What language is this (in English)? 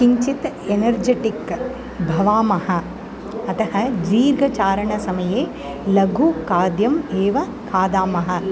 Sanskrit